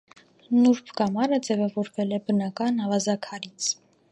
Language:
Armenian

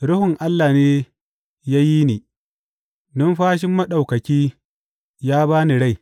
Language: Hausa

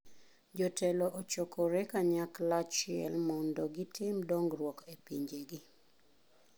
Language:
Luo (Kenya and Tanzania)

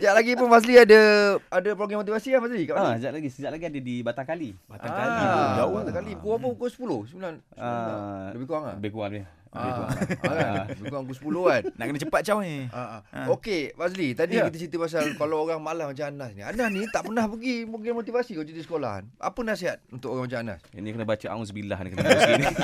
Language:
Malay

